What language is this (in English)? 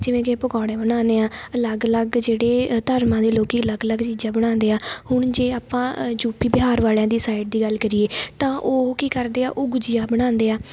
Punjabi